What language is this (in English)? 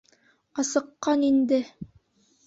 Bashkir